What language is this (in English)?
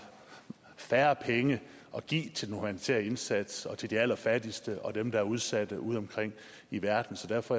Danish